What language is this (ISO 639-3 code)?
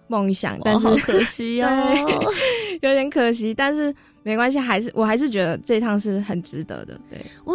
zho